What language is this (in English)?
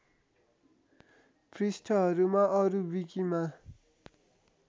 Nepali